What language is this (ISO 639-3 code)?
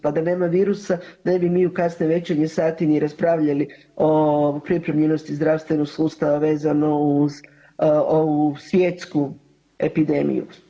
hrv